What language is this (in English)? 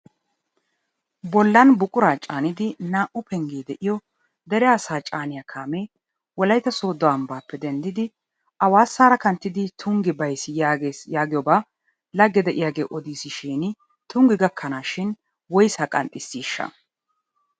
Wolaytta